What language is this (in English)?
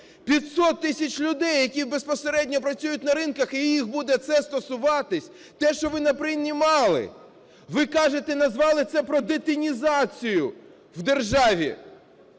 Ukrainian